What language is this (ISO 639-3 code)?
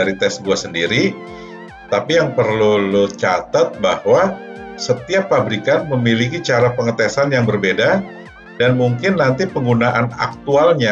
ind